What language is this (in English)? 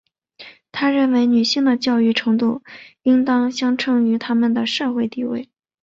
Chinese